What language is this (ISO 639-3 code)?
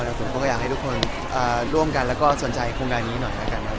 tha